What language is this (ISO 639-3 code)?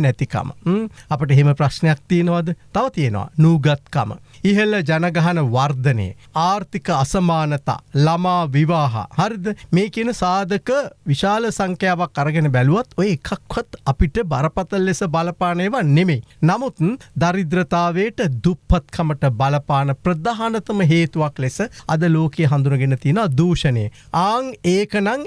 tur